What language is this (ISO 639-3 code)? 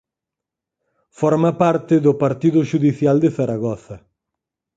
glg